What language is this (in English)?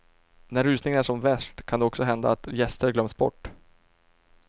Swedish